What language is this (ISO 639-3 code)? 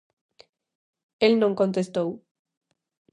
glg